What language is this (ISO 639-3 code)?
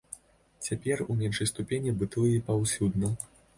bel